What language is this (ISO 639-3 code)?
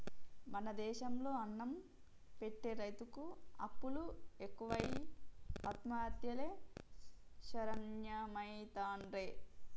tel